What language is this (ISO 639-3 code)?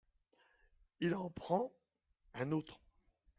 fra